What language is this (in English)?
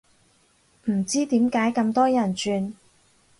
Cantonese